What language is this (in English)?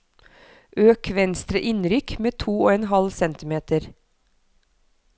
Norwegian